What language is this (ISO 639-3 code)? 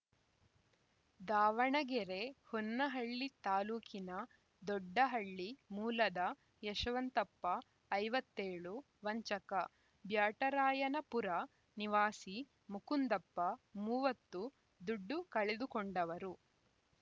kan